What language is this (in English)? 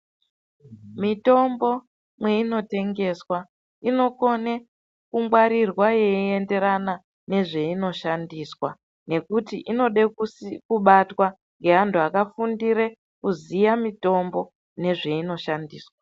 Ndau